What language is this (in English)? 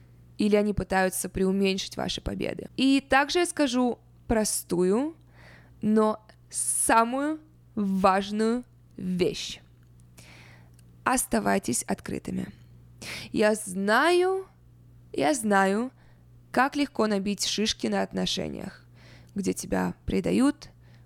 Russian